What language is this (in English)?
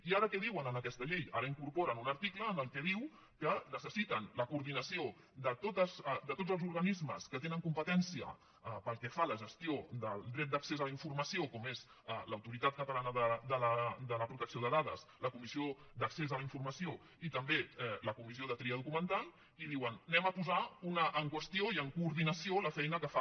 Catalan